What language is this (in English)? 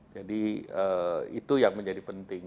Indonesian